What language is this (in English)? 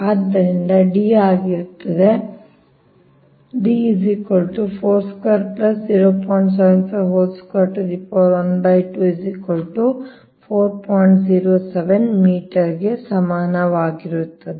Kannada